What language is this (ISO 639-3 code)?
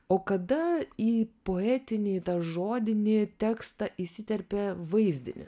lit